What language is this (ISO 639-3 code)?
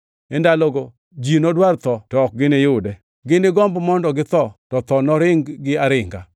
luo